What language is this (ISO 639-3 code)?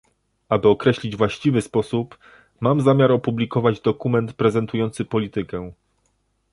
pol